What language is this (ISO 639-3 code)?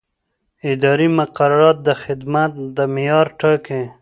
pus